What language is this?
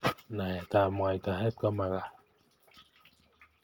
Kalenjin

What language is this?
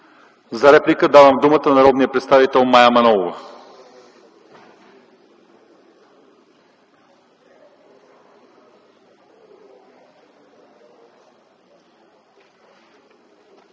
Bulgarian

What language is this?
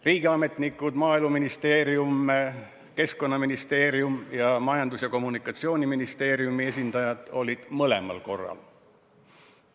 Estonian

